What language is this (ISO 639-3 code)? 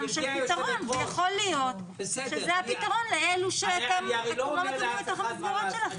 heb